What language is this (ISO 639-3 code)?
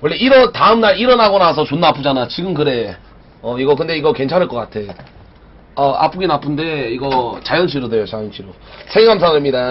kor